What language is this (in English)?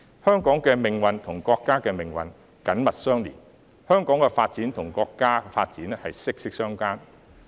Cantonese